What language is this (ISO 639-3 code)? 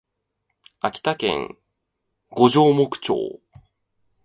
jpn